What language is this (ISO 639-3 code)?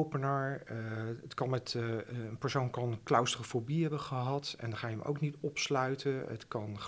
nld